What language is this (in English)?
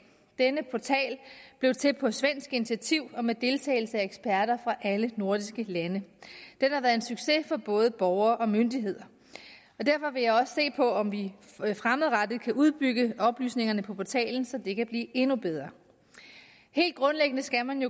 Danish